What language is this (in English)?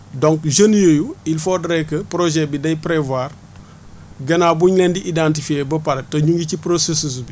Wolof